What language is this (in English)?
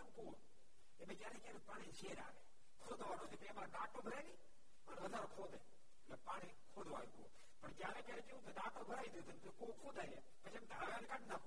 Gujarati